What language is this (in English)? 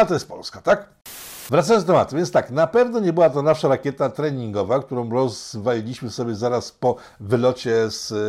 Polish